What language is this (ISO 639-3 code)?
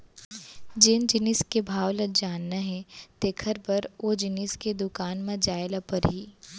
hne